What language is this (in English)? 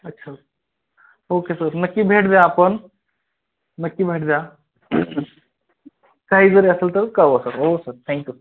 Marathi